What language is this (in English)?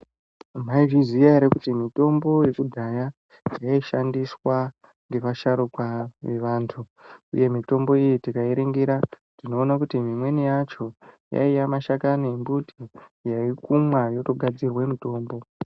Ndau